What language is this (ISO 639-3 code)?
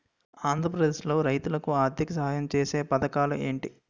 tel